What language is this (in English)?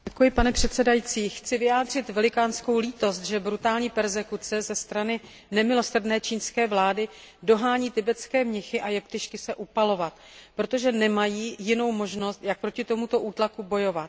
Czech